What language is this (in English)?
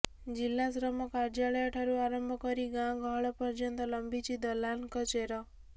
Odia